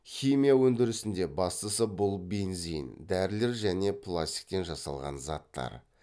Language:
Kazakh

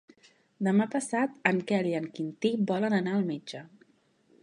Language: Catalan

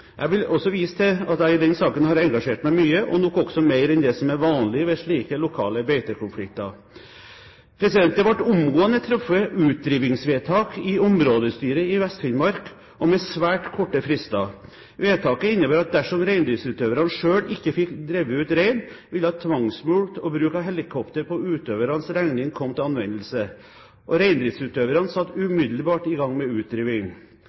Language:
Norwegian Bokmål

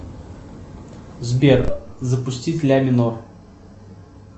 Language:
Russian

